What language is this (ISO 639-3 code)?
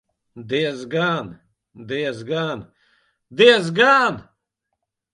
lav